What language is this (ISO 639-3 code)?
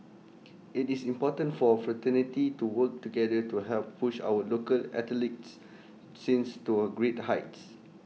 eng